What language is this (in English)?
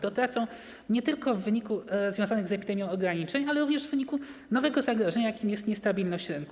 Polish